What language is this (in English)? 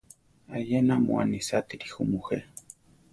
Central Tarahumara